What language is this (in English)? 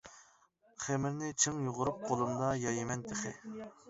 Uyghur